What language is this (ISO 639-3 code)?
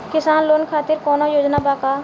bho